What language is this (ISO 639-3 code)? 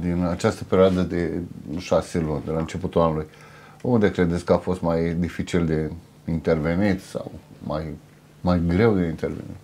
ron